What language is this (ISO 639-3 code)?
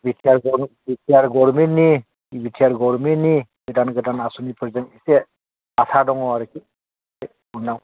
brx